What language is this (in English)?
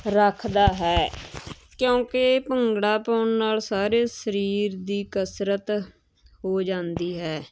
Punjabi